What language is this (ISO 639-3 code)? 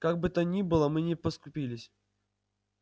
rus